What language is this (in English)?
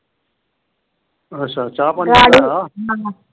Punjabi